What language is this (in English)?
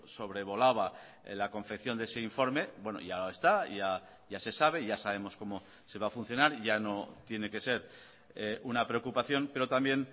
Spanish